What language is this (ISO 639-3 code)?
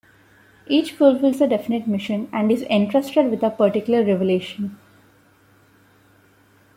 eng